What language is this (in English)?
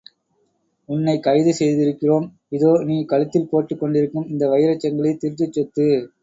Tamil